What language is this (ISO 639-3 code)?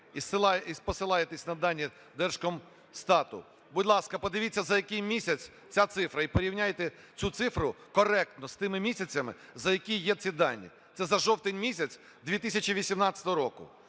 ukr